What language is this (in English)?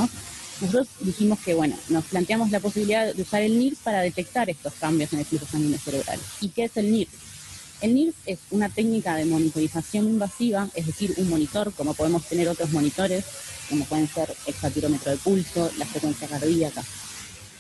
Spanish